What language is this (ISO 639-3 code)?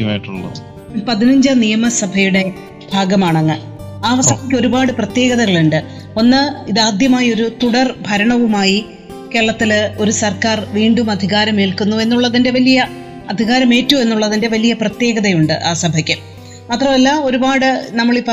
mal